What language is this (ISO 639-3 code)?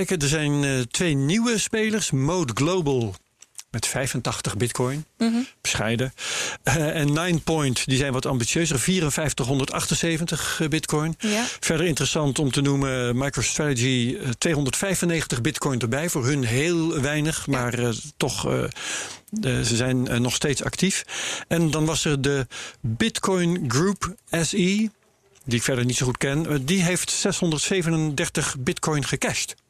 nld